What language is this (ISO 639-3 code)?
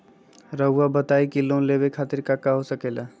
mag